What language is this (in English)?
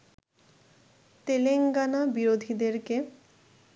Bangla